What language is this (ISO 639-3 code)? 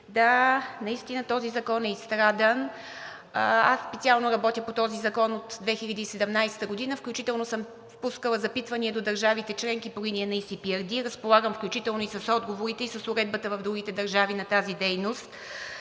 bul